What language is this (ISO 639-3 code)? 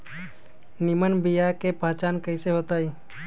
mag